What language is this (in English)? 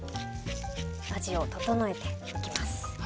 Japanese